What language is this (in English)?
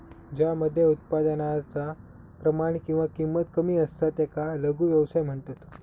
Marathi